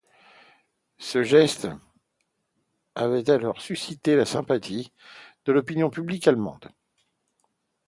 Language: French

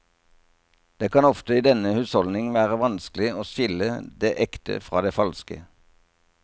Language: Norwegian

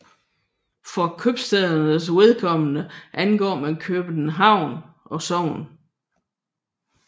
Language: Danish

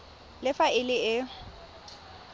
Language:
Tswana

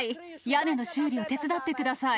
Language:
Japanese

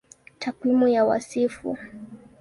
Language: Swahili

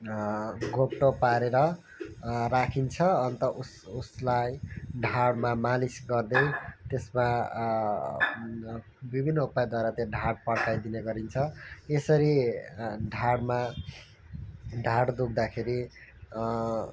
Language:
Nepali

